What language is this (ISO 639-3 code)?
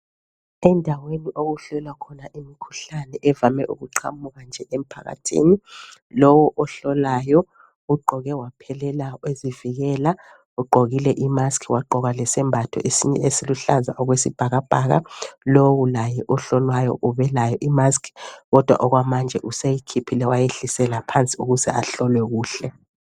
nde